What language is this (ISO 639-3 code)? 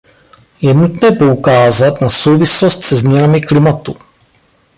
ces